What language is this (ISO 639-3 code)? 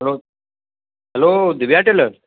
snd